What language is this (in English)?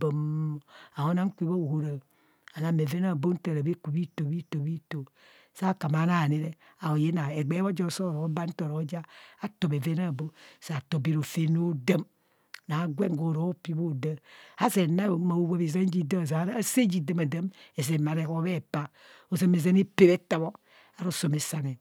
Kohumono